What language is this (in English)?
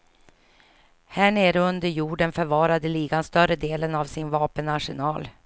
Swedish